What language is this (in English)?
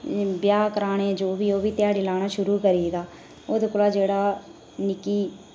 Dogri